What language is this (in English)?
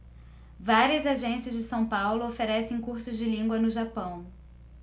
Portuguese